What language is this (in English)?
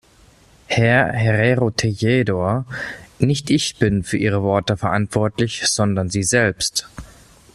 German